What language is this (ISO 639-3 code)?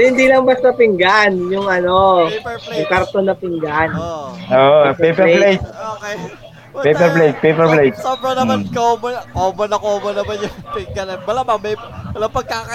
fil